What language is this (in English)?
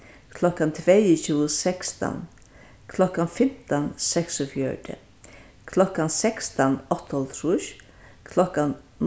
Faroese